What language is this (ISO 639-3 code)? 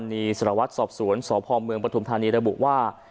tha